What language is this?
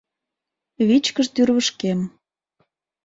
Mari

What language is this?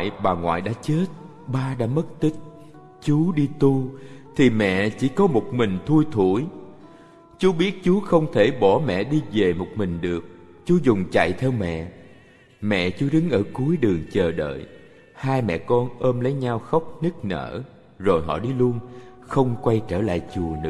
Vietnamese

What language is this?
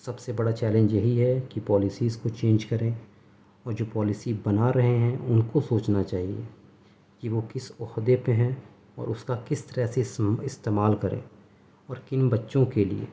Urdu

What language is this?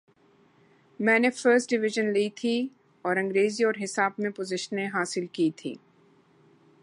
Urdu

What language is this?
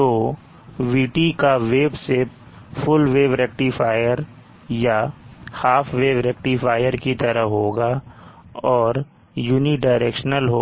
Hindi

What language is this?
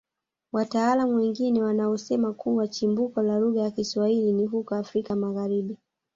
Swahili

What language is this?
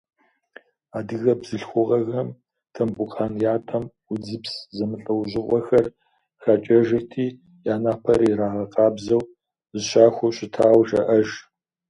Kabardian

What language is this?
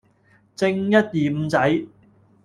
Cantonese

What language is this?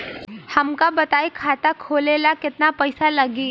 Bhojpuri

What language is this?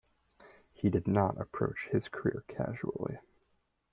English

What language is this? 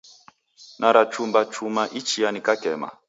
Taita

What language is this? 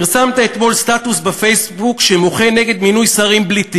Hebrew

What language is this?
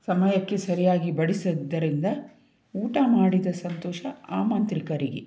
Kannada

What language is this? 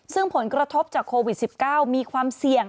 Thai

